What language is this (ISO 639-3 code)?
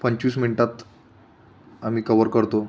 mar